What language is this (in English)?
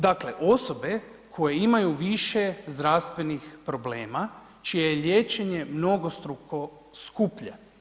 Croatian